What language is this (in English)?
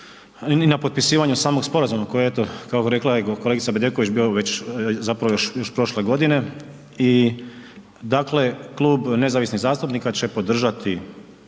Croatian